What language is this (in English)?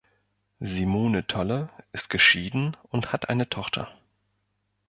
German